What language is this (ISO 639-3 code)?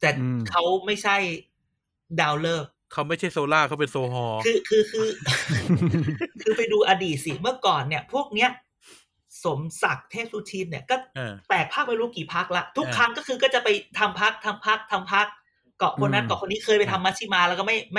tha